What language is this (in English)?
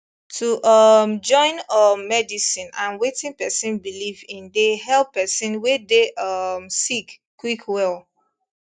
Nigerian Pidgin